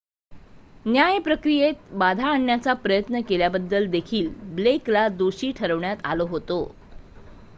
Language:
Marathi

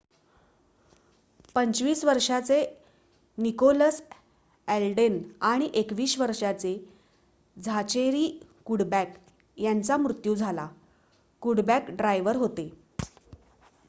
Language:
Marathi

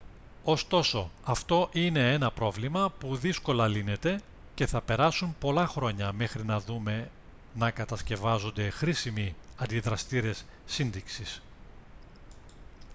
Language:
Greek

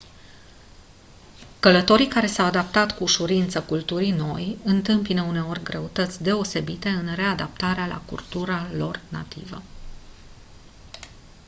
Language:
Romanian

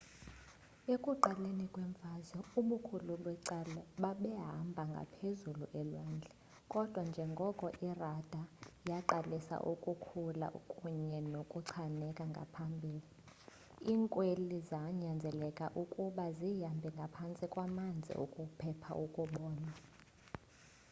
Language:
Xhosa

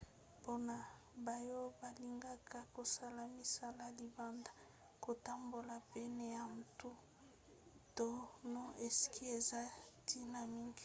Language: Lingala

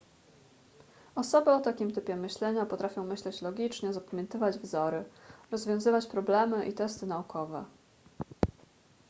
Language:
Polish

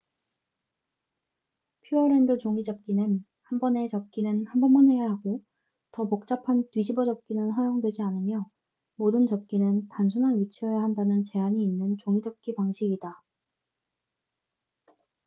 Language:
Korean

